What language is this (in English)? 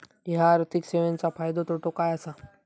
Marathi